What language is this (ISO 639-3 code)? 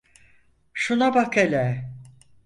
tur